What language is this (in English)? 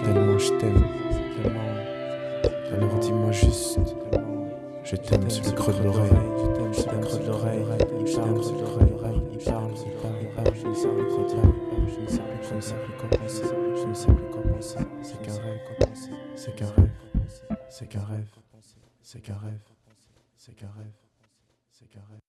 French